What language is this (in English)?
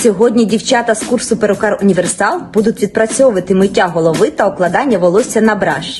Ukrainian